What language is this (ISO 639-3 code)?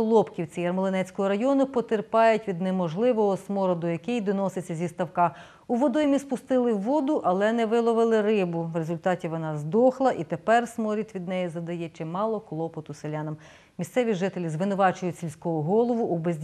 ukr